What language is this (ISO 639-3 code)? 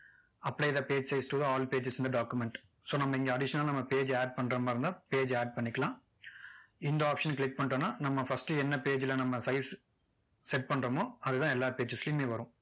tam